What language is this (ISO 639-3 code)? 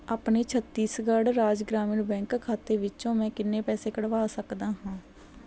pan